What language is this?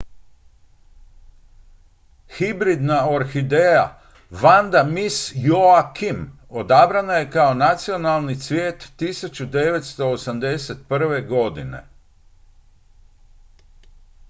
Croatian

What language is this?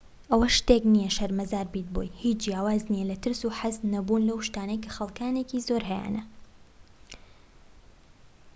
Central Kurdish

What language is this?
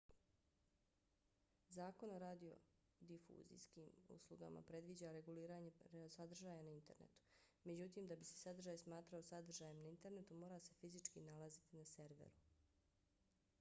Bosnian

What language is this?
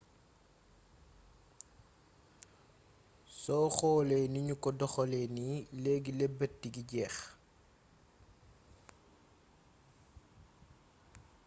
Wolof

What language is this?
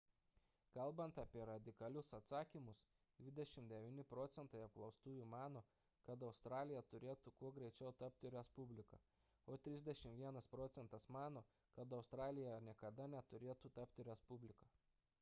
Lithuanian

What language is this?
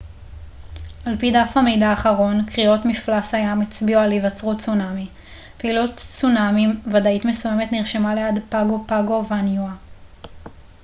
Hebrew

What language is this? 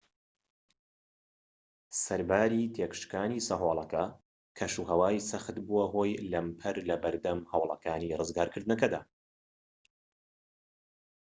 Central Kurdish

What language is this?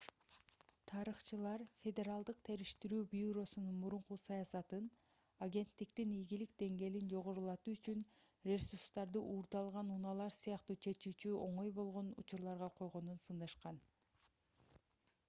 Kyrgyz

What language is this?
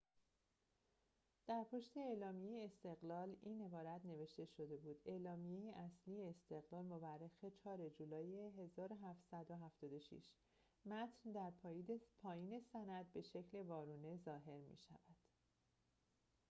Persian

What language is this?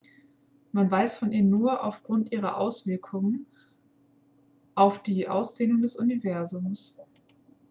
German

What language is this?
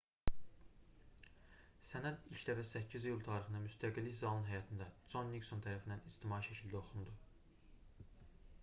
Azerbaijani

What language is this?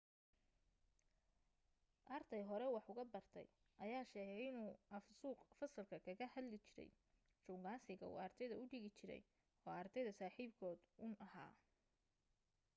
Somali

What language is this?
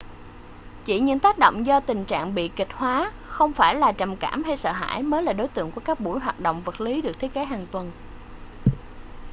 Vietnamese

